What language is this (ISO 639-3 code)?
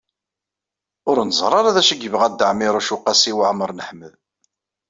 kab